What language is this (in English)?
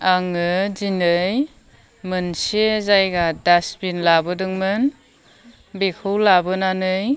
Bodo